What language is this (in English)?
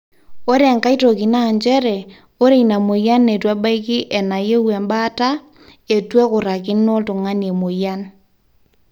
Masai